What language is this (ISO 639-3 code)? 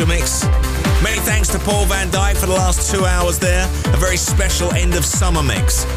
eng